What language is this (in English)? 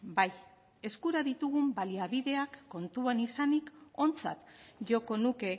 Basque